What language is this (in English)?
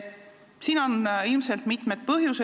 Estonian